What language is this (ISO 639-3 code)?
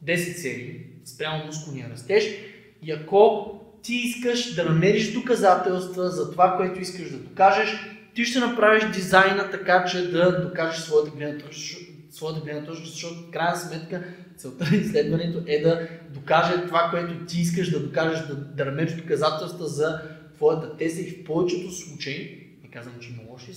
bul